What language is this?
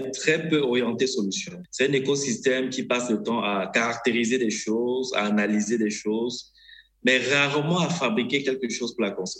French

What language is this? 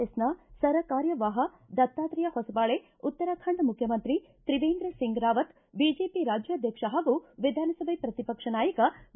Kannada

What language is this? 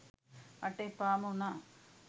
Sinhala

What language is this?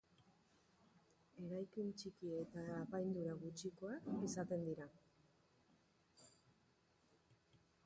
Basque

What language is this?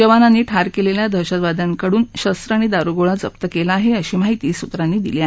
Marathi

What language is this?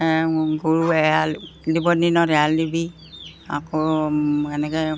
Assamese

